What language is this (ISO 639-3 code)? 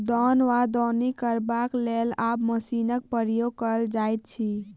mai